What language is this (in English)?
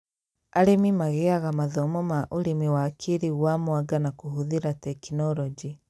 Kikuyu